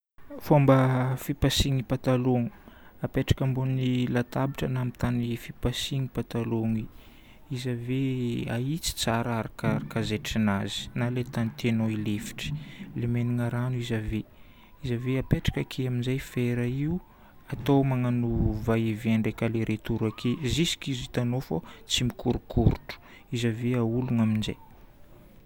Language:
Northern Betsimisaraka Malagasy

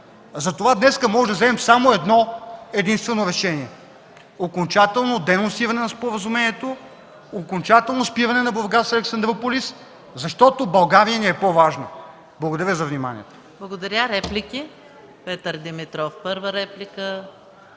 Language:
Bulgarian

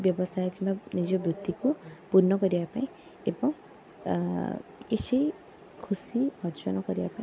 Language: Odia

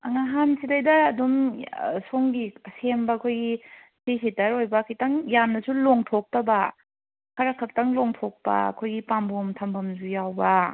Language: Manipuri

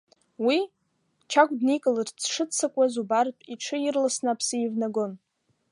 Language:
Abkhazian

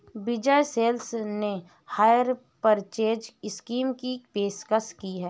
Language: Hindi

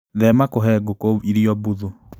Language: Kikuyu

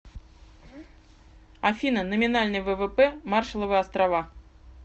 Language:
Russian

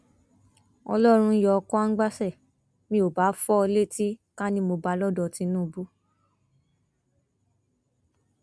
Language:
Yoruba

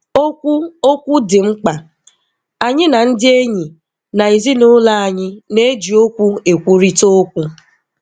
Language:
Igbo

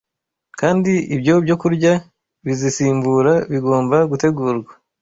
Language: Kinyarwanda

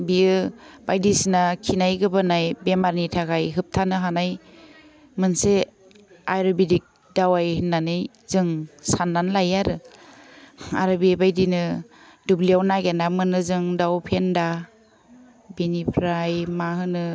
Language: Bodo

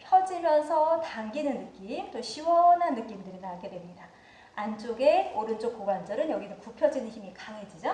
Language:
Korean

